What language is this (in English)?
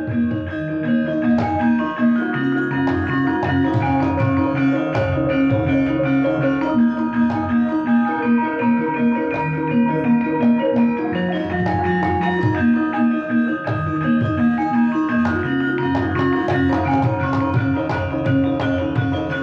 Indonesian